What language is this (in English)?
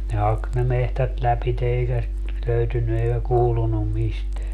Finnish